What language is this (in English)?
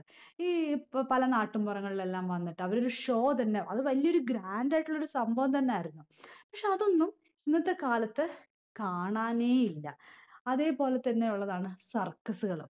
Malayalam